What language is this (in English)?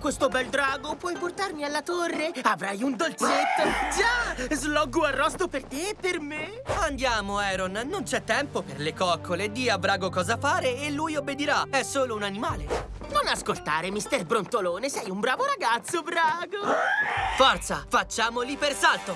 Italian